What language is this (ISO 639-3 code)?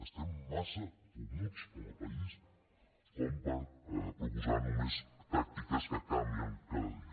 cat